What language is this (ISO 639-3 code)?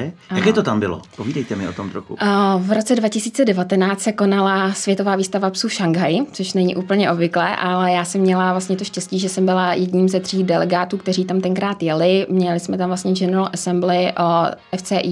ces